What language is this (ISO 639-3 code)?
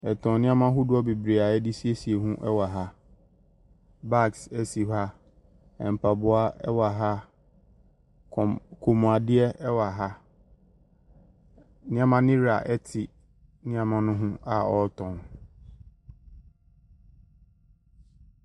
aka